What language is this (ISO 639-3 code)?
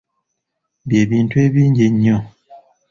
lug